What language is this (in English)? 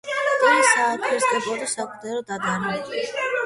Georgian